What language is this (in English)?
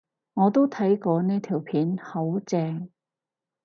Cantonese